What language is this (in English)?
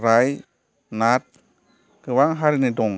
Bodo